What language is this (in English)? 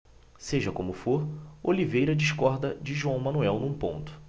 Portuguese